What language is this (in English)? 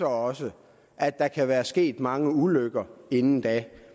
Danish